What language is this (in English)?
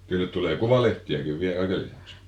Finnish